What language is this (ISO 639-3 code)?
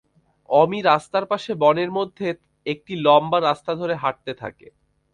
ben